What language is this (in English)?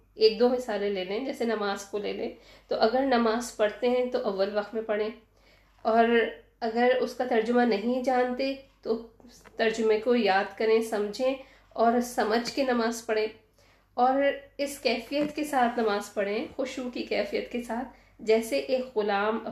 Urdu